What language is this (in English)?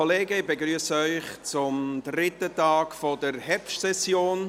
Swiss German